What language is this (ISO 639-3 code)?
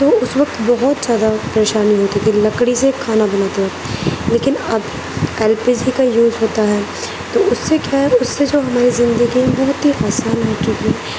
urd